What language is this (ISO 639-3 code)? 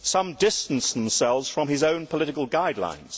eng